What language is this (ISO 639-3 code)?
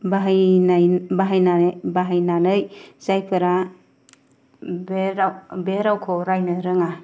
brx